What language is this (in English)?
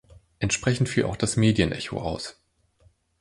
German